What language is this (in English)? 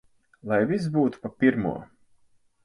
Latvian